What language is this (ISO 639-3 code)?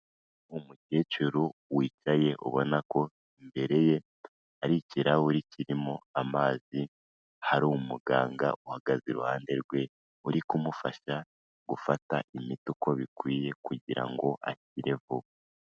kin